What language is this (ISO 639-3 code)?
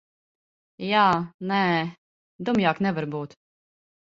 lav